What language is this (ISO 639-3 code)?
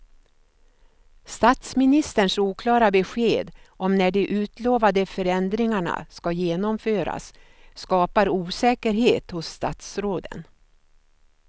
swe